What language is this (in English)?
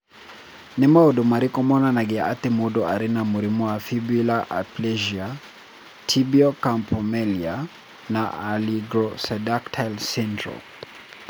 Kikuyu